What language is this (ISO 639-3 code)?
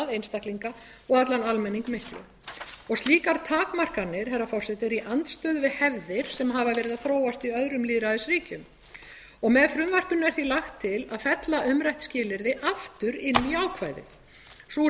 isl